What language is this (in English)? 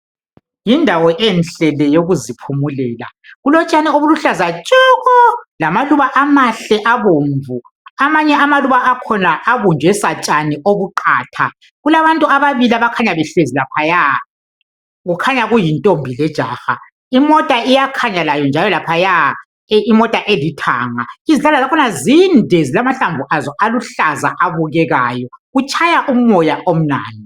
North Ndebele